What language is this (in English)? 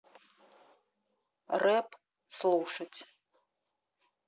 Russian